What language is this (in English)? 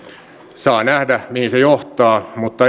Finnish